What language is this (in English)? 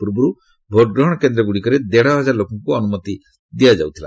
Odia